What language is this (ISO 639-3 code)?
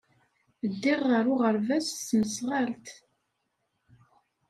kab